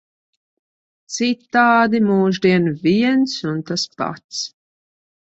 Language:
Latvian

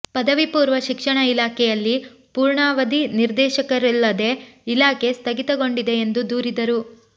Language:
Kannada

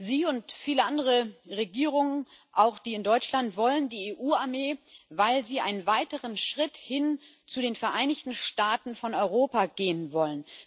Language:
German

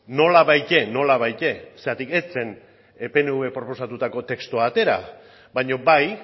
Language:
Basque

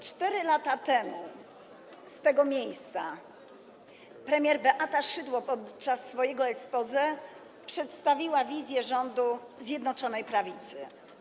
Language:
Polish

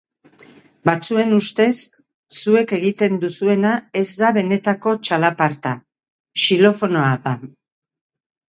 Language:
Basque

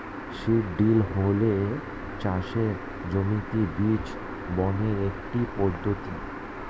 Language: Bangla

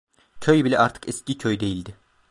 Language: Turkish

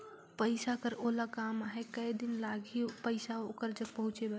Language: Chhattisgarhi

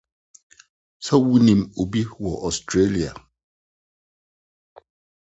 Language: Akan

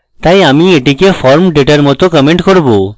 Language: Bangla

